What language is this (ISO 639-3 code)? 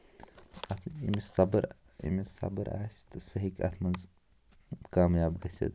kas